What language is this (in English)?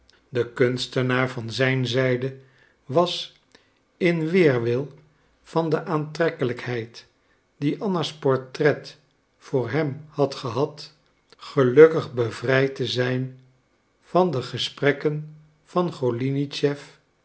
Dutch